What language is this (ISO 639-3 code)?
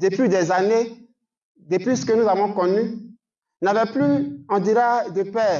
fra